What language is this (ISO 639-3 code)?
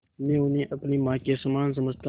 hin